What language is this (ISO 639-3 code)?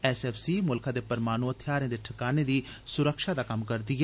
doi